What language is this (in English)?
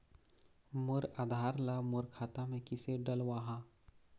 Chhattisgarhi